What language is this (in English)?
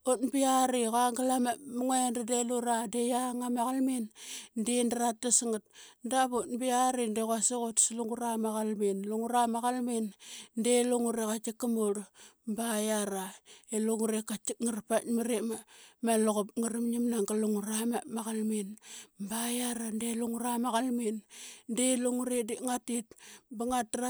Qaqet